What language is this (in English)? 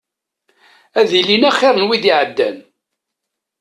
Kabyle